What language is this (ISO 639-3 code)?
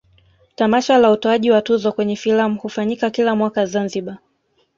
swa